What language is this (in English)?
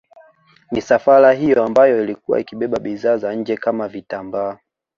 Swahili